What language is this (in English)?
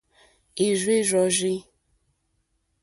Mokpwe